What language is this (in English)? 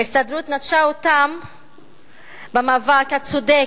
Hebrew